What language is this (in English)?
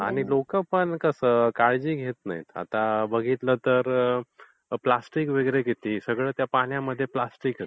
Marathi